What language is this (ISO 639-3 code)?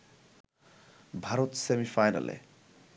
ben